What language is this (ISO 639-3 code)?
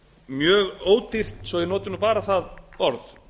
isl